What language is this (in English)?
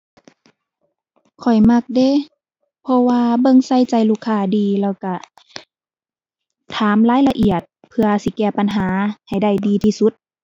Thai